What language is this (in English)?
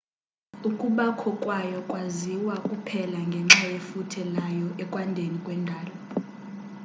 Xhosa